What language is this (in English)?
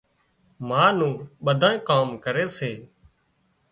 Wadiyara Koli